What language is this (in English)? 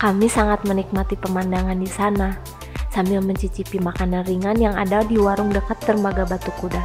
Indonesian